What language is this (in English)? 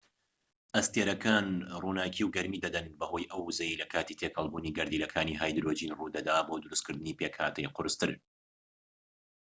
Central Kurdish